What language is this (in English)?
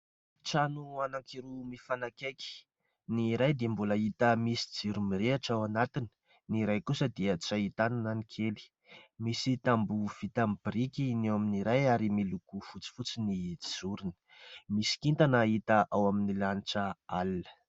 Malagasy